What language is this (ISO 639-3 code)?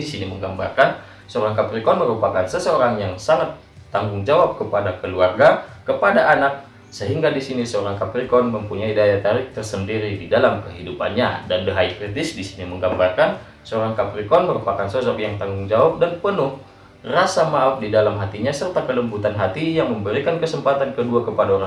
ind